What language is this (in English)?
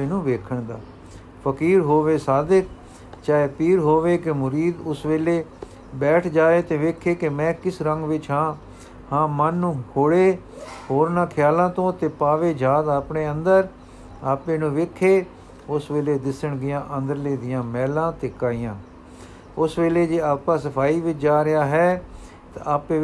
Punjabi